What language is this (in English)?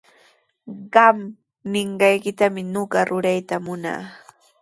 Sihuas Ancash Quechua